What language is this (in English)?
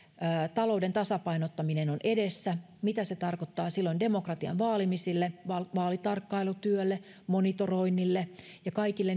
Finnish